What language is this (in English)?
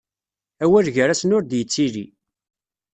Kabyle